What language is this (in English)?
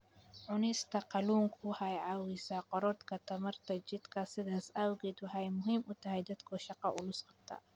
Somali